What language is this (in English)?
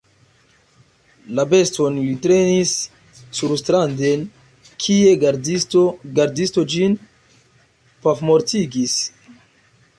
Esperanto